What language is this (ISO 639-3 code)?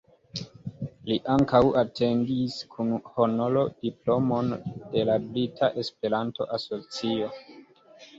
epo